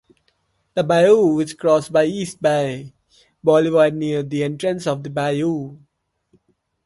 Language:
English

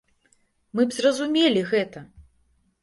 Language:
Belarusian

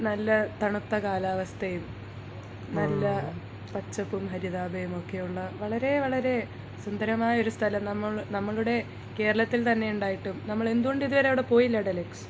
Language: Malayalam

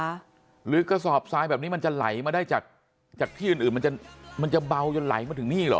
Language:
Thai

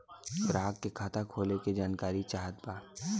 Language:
Bhojpuri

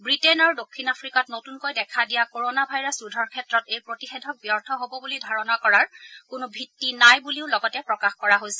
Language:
Assamese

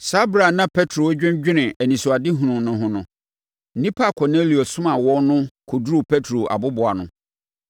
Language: Akan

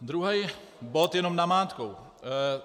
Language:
Czech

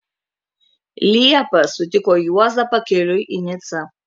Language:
Lithuanian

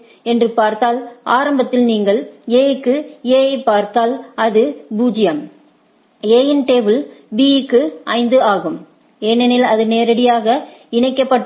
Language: Tamil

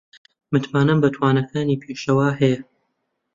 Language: Central Kurdish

